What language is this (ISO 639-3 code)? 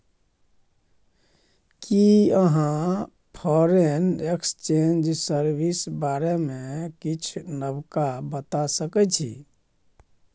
mai